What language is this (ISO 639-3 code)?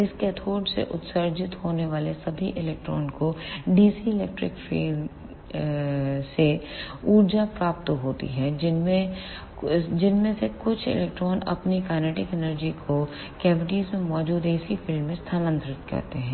hin